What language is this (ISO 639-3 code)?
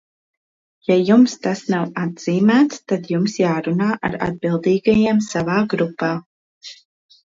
lav